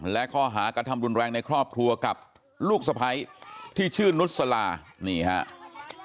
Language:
Thai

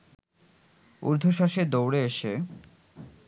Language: Bangla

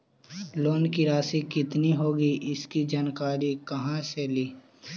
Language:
Magahi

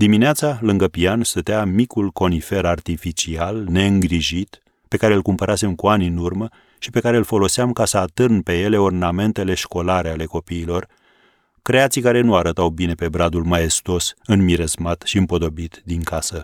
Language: Romanian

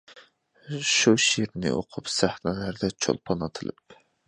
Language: Uyghur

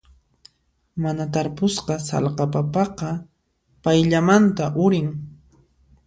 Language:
Puno Quechua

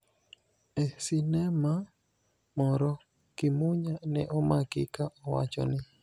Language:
Luo (Kenya and Tanzania)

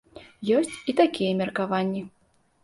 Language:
Belarusian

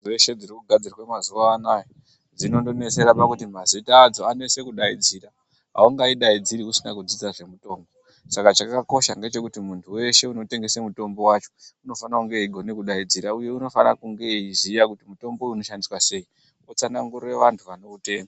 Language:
Ndau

